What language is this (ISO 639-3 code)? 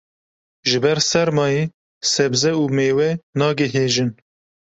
kur